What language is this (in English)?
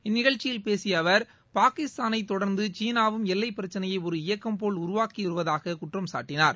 Tamil